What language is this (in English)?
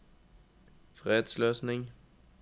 Norwegian